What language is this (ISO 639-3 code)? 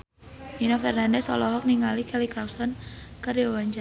sun